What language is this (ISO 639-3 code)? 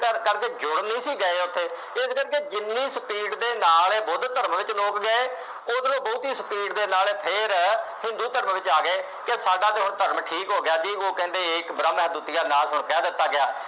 pan